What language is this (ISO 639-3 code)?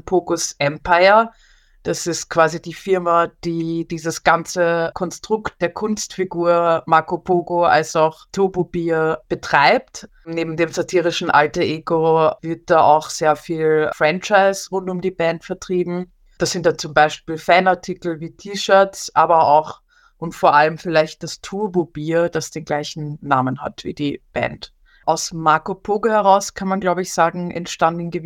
deu